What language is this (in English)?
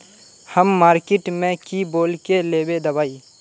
Magahi